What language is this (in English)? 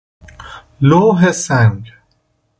Persian